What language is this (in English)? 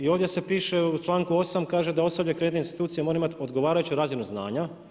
Croatian